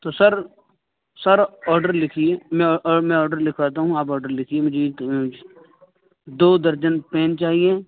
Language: Urdu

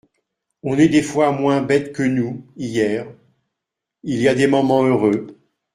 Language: French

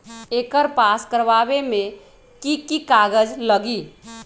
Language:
Magahi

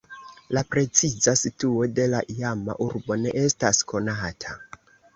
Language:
Esperanto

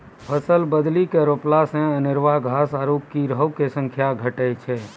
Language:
Maithili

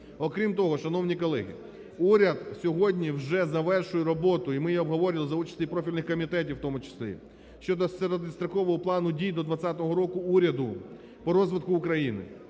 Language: Ukrainian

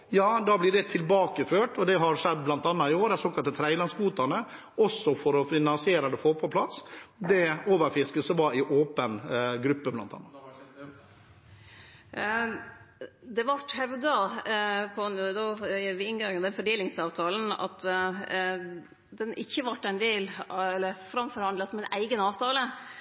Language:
Norwegian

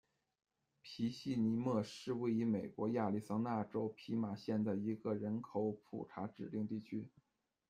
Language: Chinese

